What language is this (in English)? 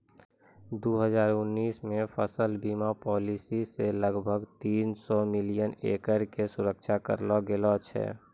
Maithili